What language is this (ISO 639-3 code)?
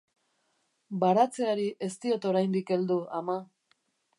eus